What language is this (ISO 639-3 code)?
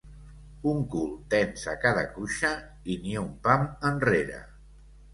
cat